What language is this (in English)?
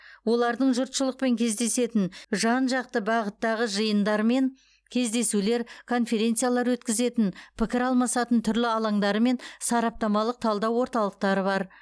Kazakh